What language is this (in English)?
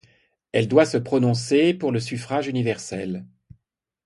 French